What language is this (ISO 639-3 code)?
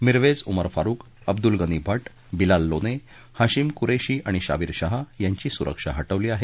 mar